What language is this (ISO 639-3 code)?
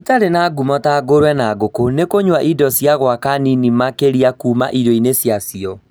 kik